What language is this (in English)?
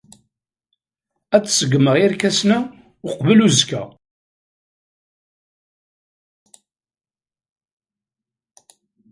Kabyle